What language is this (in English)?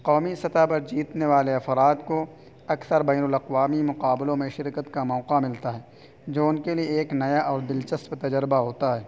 Urdu